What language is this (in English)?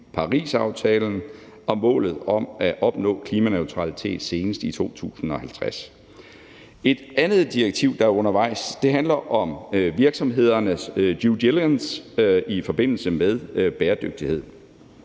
Danish